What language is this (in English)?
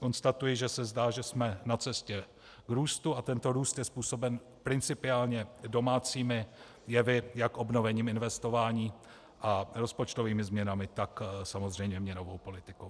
Czech